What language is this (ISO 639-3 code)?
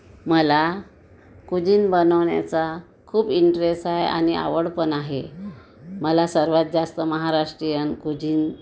mar